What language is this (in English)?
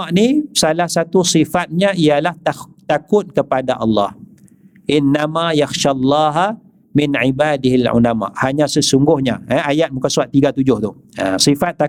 Malay